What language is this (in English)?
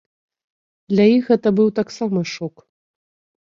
Belarusian